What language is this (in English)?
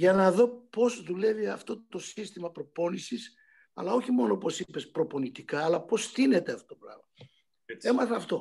Greek